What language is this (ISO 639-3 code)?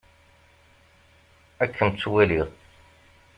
kab